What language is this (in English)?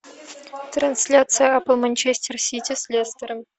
Russian